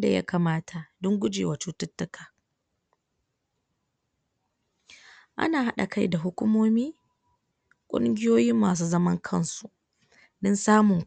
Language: Hausa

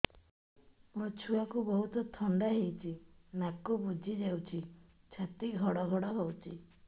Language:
Odia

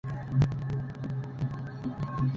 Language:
Spanish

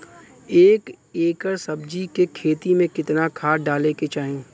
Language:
Bhojpuri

